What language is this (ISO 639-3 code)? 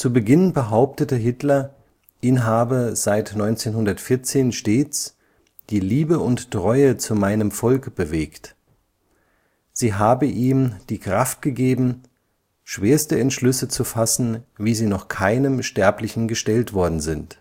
deu